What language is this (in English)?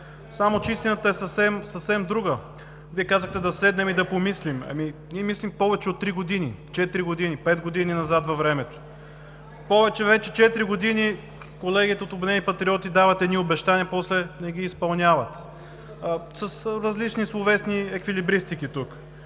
Bulgarian